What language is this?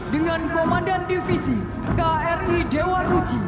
Indonesian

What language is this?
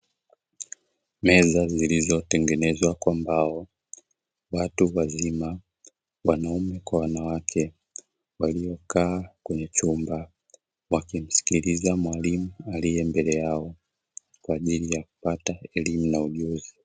Swahili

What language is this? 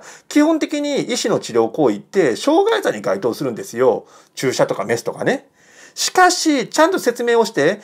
Japanese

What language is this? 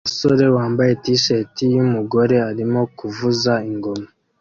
Kinyarwanda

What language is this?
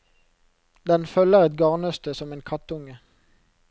Norwegian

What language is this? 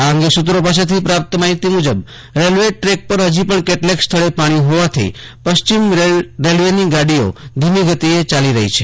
Gujarati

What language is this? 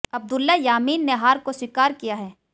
Hindi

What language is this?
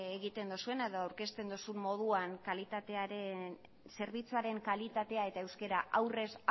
Basque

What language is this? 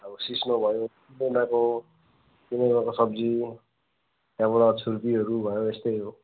Nepali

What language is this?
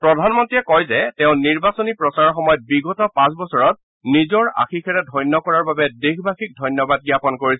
Assamese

